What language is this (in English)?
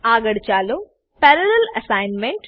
Gujarati